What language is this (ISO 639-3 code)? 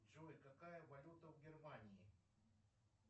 rus